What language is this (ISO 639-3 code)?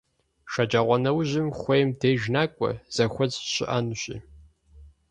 kbd